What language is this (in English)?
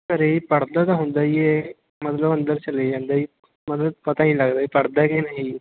Punjabi